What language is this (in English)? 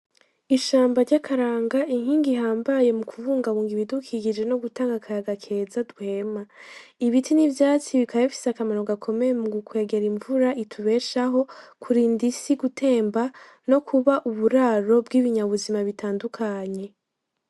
Rundi